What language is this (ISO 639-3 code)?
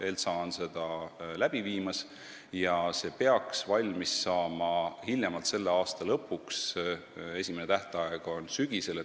est